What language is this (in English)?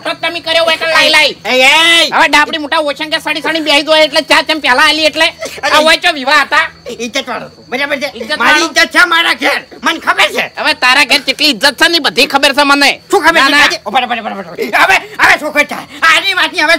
Gujarati